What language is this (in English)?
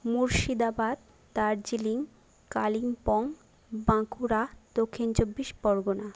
Bangla